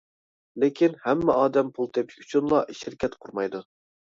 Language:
Uyghur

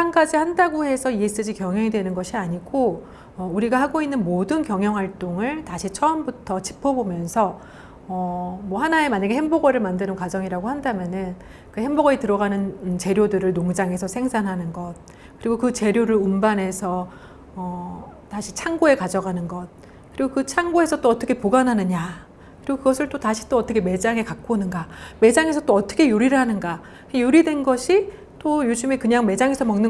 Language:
Korean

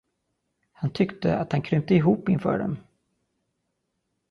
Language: Swedish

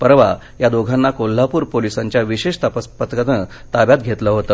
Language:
Marathi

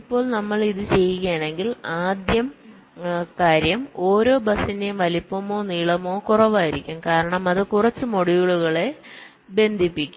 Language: Malayalam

